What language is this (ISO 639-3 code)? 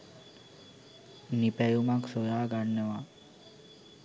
sin